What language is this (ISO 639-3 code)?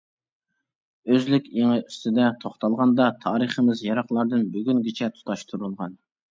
uig